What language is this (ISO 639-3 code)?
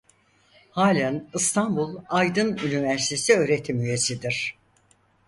tur